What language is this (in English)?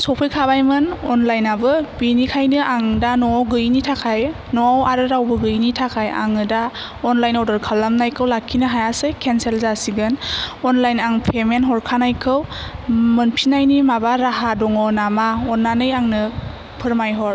Bodo